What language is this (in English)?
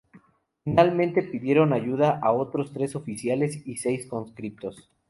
Spanish